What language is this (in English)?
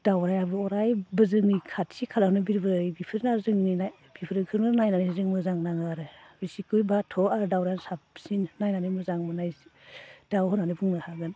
Bodo